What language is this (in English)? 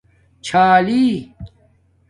Domaaki